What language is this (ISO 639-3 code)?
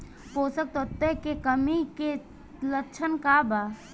bho